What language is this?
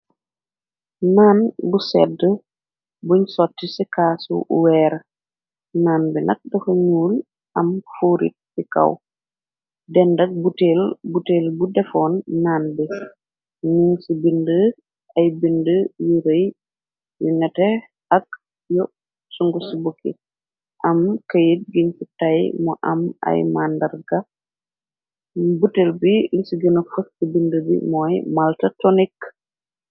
Wolof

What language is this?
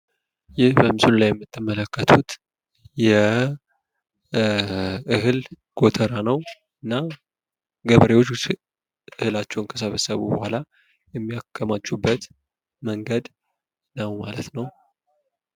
Amharic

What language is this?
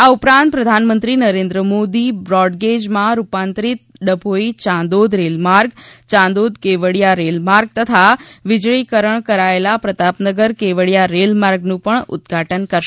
Gujarati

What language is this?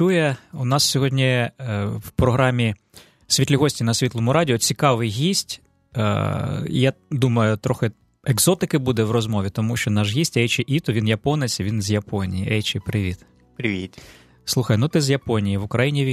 Ukrainian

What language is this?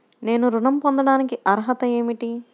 Telugu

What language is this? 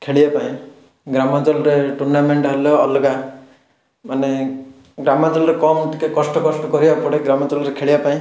Odia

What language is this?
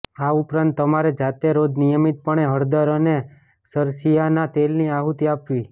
Gujarati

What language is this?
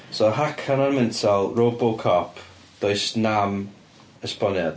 Welsh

